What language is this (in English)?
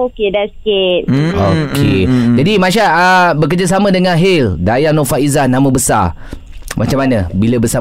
Malay